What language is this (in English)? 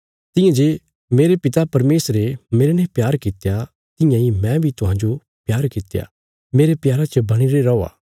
Bilaspuri